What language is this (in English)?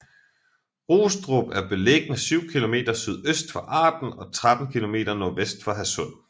Danish